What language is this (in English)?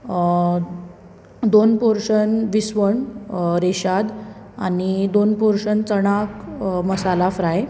Konkani